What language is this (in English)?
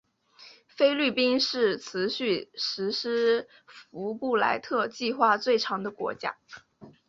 Chinese